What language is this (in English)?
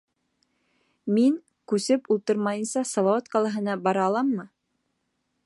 Bashkir